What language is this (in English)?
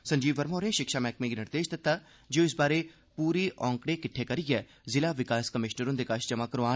Dogri